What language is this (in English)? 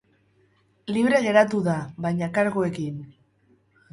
Basque